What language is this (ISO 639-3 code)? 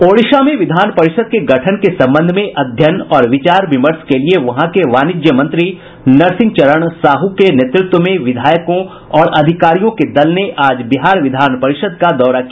hin